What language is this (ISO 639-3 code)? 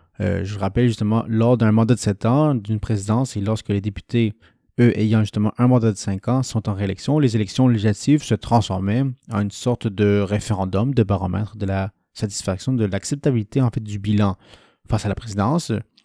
fra